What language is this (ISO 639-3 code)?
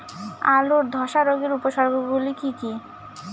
ben